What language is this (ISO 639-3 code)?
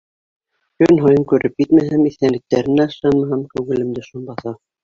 bak